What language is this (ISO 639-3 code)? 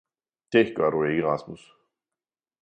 dan